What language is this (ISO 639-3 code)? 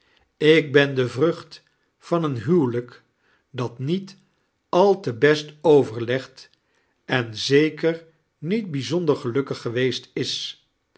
nld